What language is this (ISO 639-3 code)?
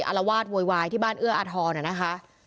tha